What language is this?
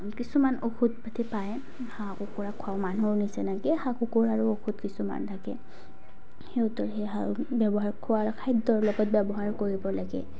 Assamese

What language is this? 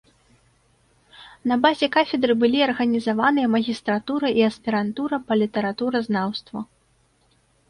Belarusian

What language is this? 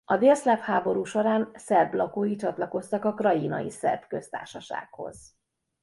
Hungarian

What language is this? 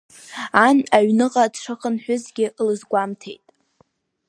Abkhazian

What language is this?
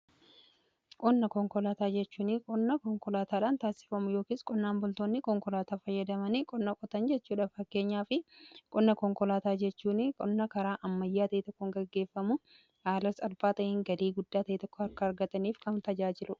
Oromo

